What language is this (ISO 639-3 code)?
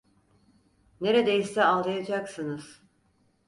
tur